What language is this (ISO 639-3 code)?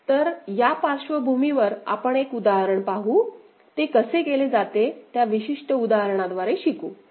mar